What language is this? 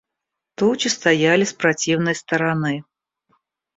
Russian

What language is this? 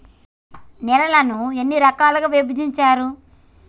Telugu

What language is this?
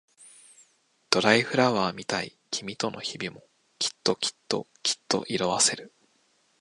Japanese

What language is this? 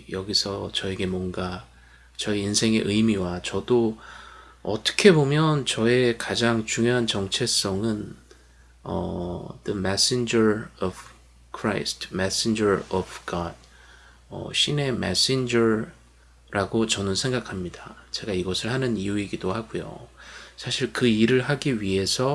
Korean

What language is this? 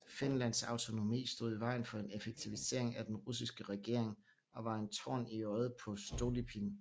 Danish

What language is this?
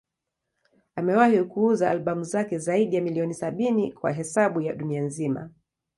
Swahili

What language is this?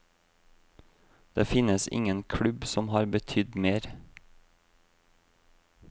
Norwegian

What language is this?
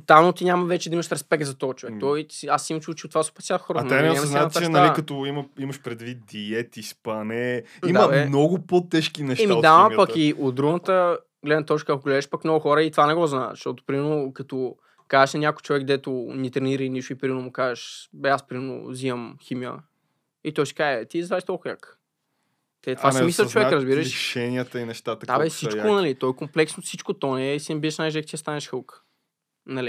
Bulgarian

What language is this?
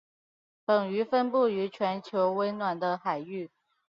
Chinese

